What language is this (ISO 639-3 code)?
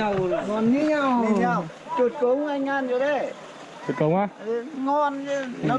vie